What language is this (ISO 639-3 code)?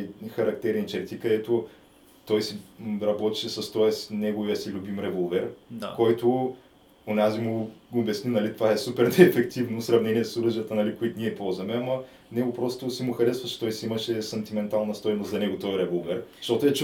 bul